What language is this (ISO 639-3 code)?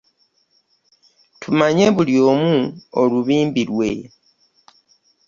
lug